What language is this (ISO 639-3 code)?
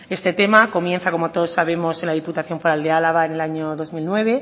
spa